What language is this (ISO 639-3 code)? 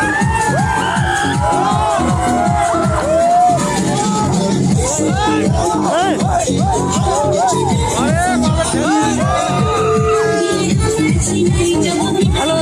bak